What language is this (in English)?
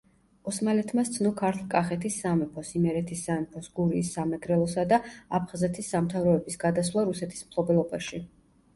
Georgian